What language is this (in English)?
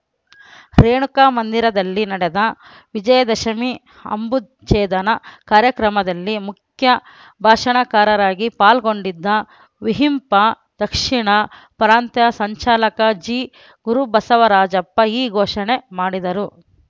Kannada